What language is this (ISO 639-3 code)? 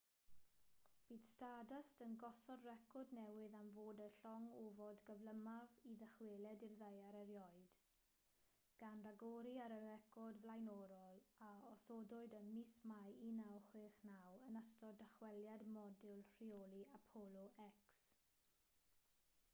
cym